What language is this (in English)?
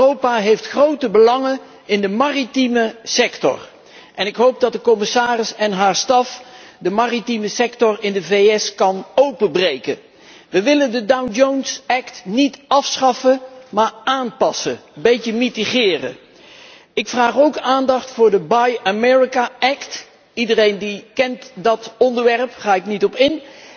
Dutch